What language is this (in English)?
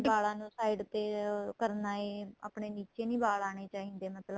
Punjabi